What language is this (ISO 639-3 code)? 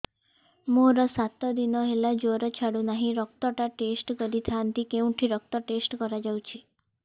ori